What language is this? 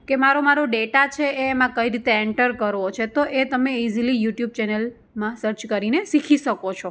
Gujarati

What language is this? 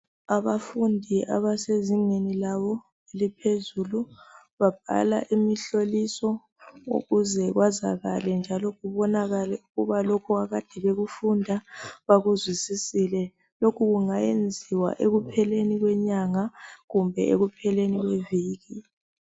North Ndebele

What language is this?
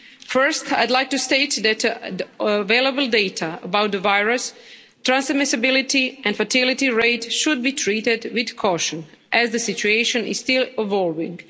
English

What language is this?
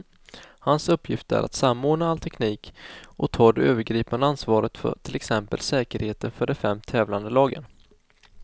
Swedish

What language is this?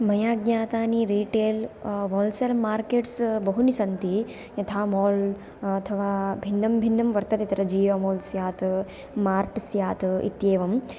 Sanskrit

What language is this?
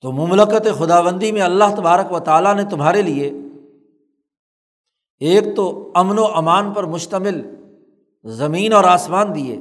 Urdu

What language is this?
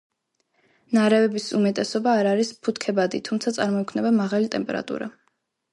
Georgian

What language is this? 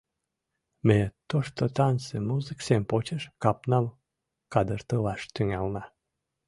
Mari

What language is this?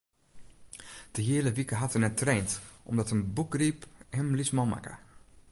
Western Frisian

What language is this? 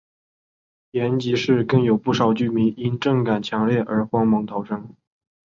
Chinese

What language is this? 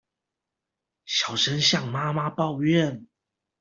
Chinese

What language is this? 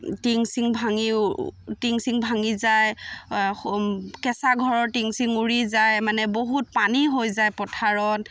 Assamese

